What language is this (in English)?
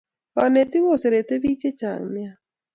Kalenjin